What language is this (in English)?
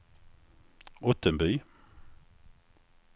Swedish